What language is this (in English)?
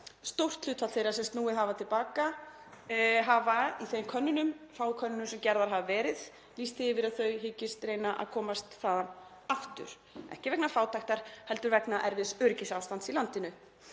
Icelandic